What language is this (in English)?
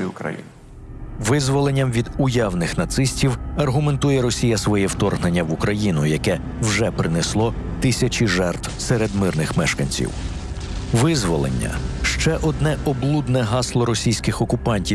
Ukrainian